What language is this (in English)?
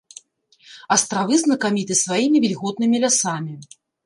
Belarusian